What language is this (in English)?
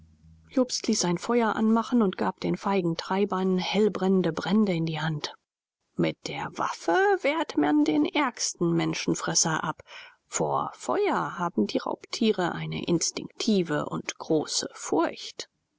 German